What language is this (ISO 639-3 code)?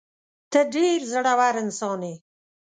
pus